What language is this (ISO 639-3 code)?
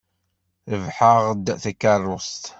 kab